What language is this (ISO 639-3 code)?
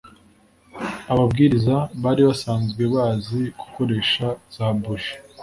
kin